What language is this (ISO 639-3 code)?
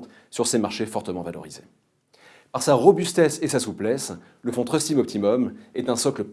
fra